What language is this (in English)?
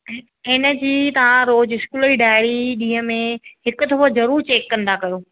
Sindhi